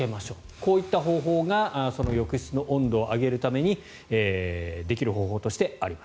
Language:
Japanese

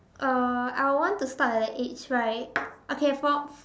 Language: English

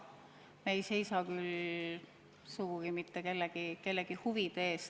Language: Estonian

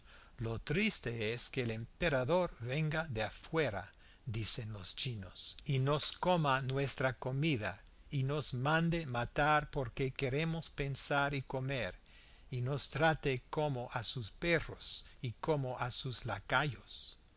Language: Spanish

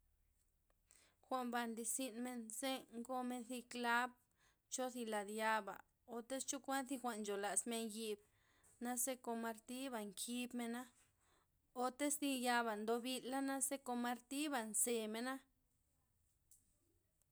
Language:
Loxicha Zapotec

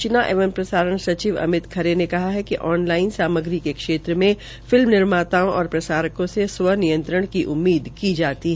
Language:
Hindi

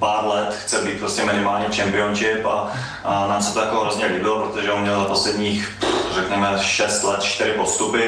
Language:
Czech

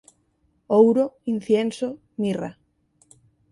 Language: Galician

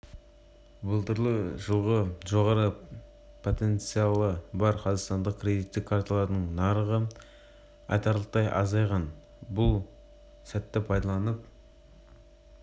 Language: Kazakh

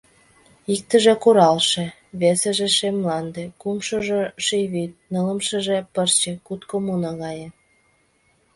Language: Mari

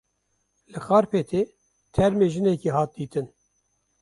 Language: Kurdish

